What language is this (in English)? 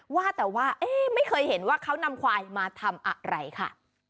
Thai